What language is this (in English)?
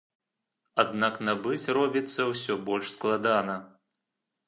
Belarusian